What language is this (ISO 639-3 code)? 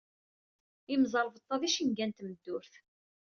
kab